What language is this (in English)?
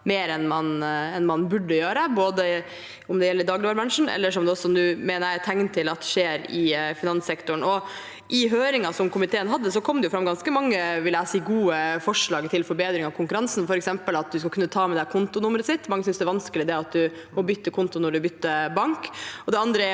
Norwegian